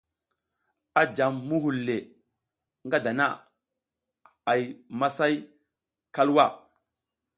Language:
South Giziga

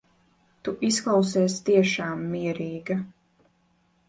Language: Latvian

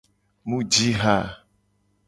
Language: Gen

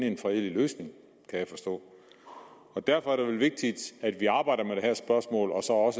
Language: Danish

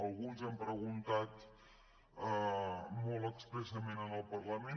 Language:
Catalan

